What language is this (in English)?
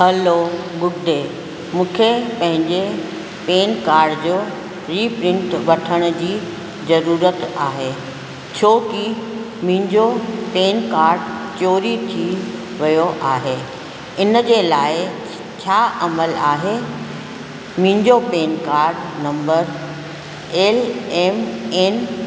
Sindhi